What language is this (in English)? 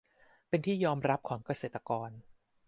Thai